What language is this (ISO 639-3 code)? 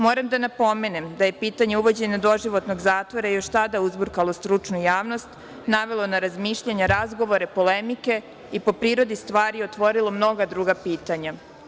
srp